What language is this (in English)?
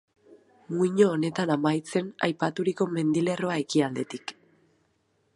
Basque